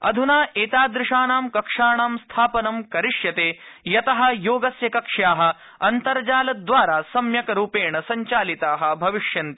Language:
Sanskrit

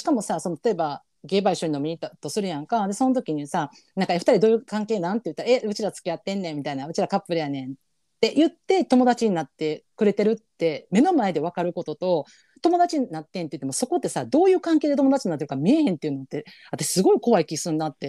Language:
Japanese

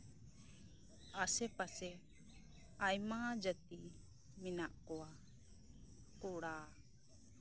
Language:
Santali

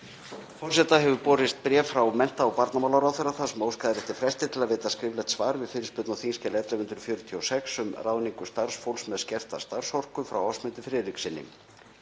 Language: Icelandic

